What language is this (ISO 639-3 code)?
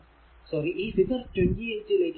mal